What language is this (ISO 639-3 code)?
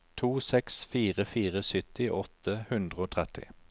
nor